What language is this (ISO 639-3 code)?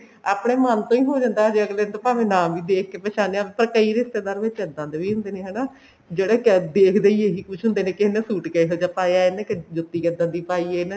pan